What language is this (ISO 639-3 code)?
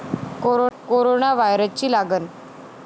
mar